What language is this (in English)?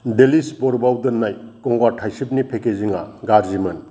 Bodo